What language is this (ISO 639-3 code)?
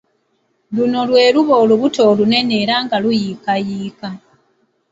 lug